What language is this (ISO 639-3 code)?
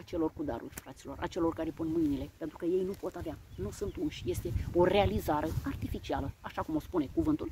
ron